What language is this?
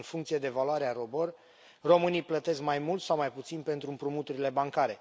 Romanian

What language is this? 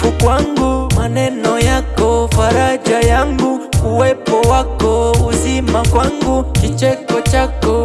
Swahili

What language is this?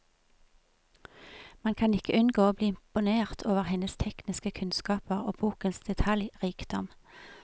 Norwegian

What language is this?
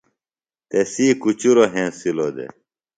Phalura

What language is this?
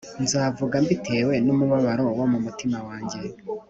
Kinyarwanda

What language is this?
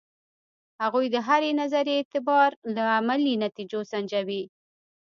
Pashto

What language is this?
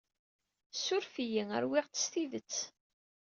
Kabyle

